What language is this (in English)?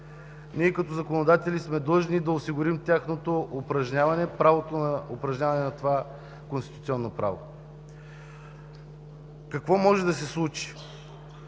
Bulgarian